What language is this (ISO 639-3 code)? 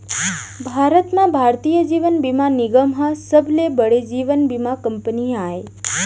hne